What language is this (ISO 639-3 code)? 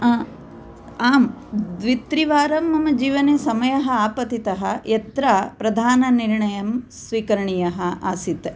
san